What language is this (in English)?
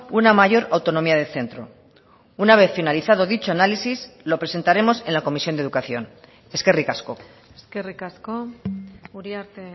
Spanish